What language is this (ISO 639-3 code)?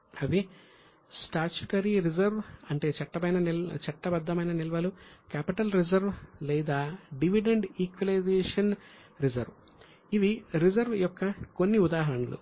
tel